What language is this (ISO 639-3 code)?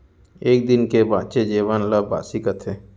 hne